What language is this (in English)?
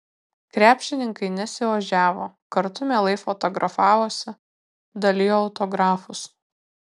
Lithuanian